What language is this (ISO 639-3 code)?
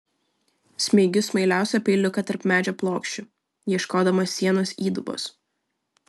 lit